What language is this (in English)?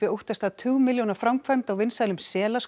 Icelandic